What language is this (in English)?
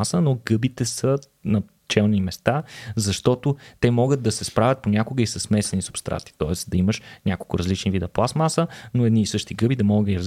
Bulgarian